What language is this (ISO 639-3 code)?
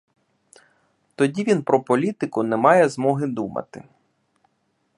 ukr